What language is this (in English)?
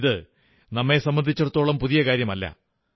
Malayalam